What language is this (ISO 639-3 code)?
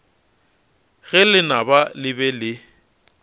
nso